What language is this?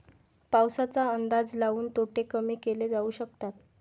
Marathi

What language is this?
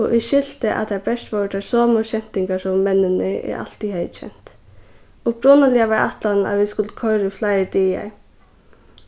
Faroese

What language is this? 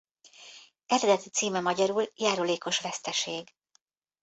Hungarian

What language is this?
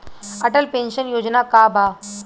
Bhojpuri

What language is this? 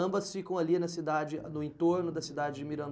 Portuguese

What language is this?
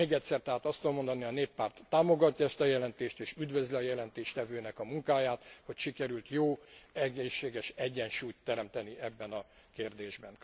Hungarian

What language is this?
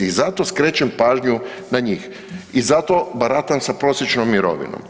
Croatian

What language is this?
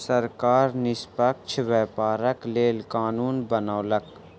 Maithili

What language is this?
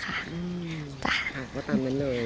Thai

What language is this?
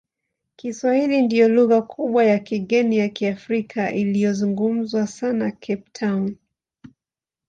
Swahili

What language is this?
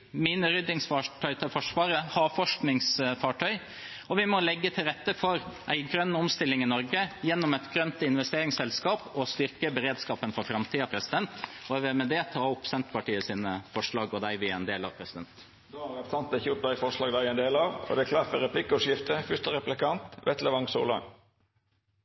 Norwegian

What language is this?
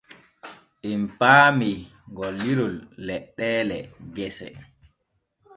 Borgu Fulfulde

